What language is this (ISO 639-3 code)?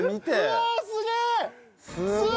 jpn